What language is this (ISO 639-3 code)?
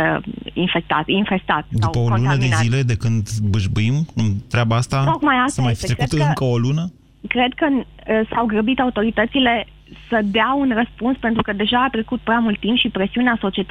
ron